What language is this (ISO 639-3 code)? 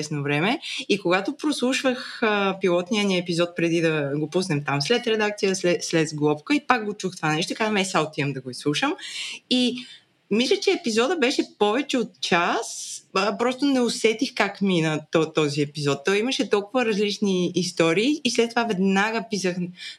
bul